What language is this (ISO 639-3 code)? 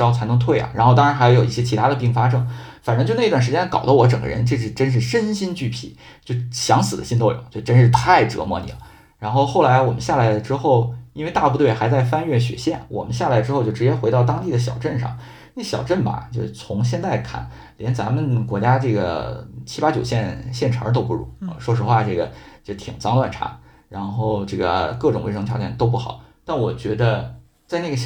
zho